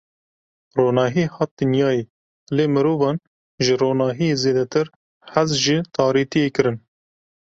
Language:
Kurdish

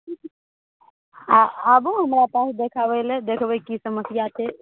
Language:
Maithili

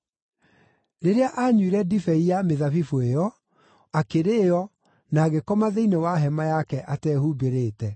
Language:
Kikuyu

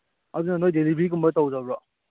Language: Manipuri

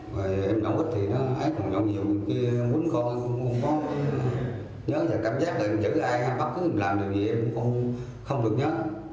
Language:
Vietnamese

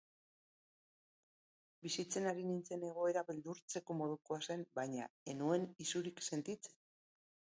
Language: Basque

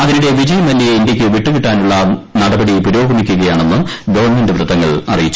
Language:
Malayalam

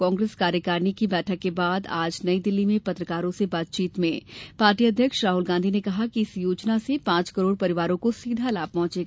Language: Hindi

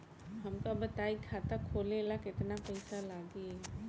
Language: Bhojpuri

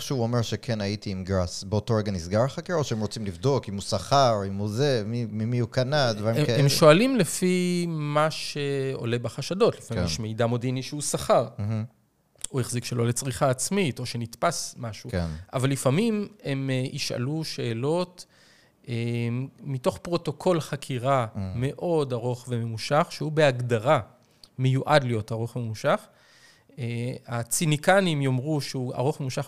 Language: Hebrew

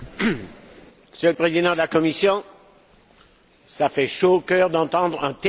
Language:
French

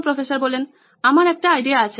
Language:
Bangla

